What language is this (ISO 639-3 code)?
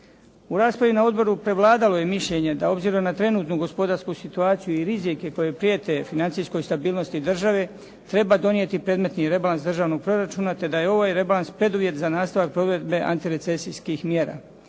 hrv